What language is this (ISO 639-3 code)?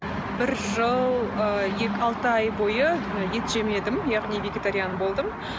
kaz